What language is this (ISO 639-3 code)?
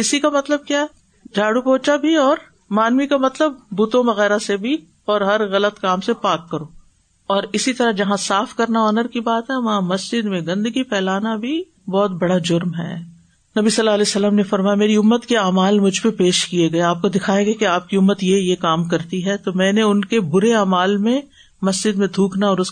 urd